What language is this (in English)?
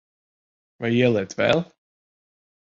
Latvian